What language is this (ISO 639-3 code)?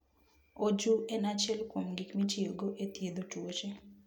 luo